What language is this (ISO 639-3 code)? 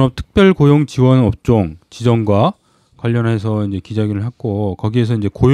kor